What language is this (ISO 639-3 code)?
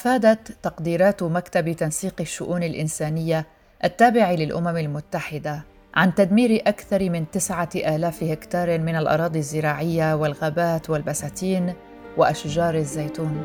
ara